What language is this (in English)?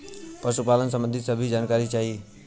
Bhojpuri